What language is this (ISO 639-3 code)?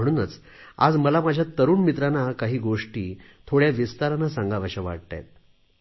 mar